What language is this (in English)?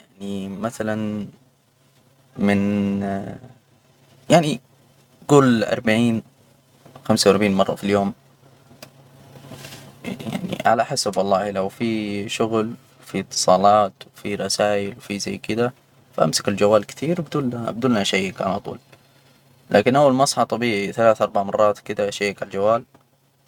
Hijazi Arabic